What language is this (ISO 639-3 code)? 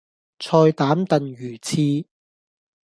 yue